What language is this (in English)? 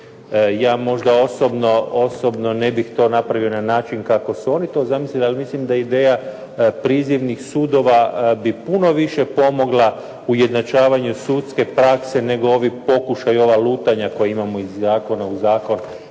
Croatian